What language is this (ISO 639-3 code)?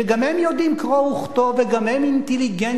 heb